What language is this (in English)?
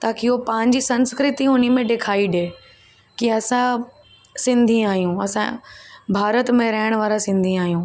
Sindhi